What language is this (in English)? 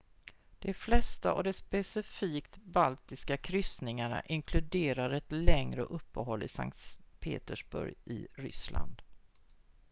Swedish